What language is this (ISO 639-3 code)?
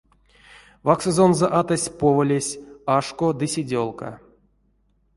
myv